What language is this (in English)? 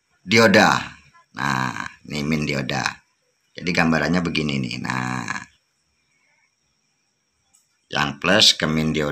Indonesian